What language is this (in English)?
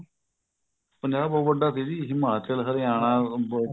Punjabi